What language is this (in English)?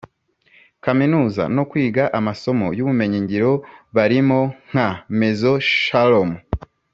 Kinyarwanda